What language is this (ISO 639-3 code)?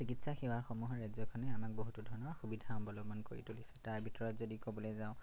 asm